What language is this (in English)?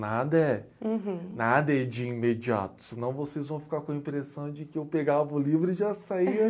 Portuguese